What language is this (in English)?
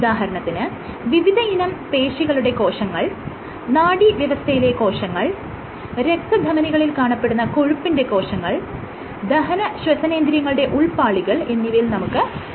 Malayalam